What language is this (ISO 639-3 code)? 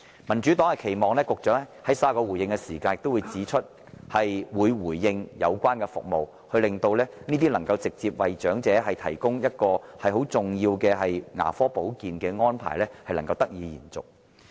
yue